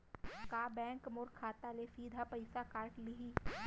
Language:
Chhattisgarhi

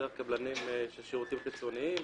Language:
Hebrew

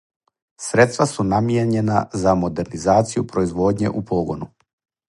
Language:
Serbian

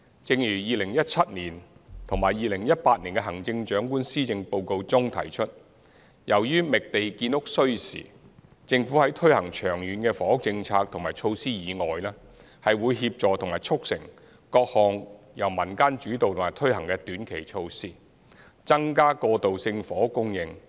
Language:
Cantonese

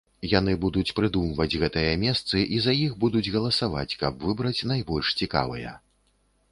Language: Belarusian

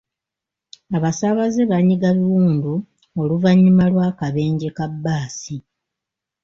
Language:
Ganda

